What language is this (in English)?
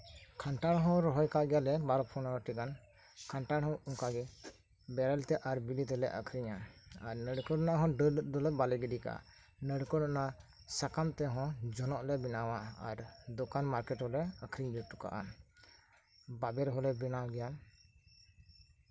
Santali